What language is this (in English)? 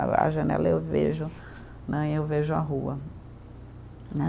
Portuguese